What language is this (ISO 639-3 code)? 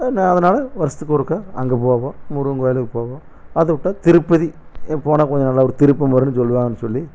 tam